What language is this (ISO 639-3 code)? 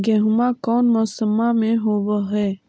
mag